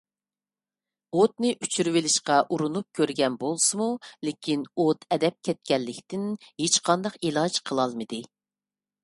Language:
Uyghur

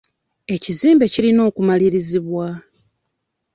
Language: Ganda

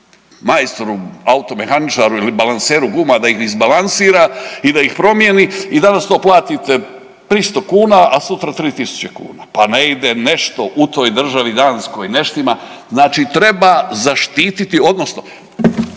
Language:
Croatian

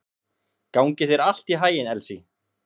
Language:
Icelandic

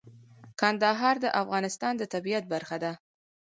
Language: Pashto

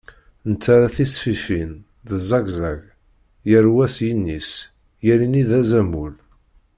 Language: Kabyle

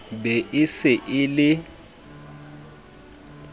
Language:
Southern Sotho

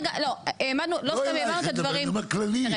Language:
Hebrew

